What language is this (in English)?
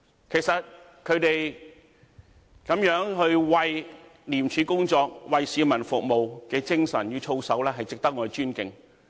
Cantonese